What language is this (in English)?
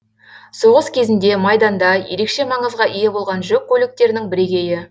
Kazakh